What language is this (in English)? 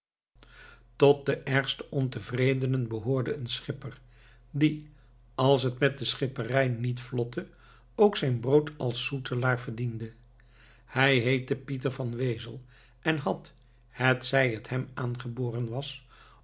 Dutch